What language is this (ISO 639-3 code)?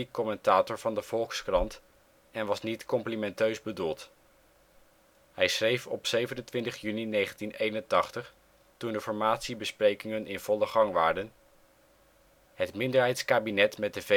nld